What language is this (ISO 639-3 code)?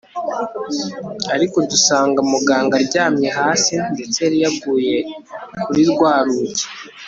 kin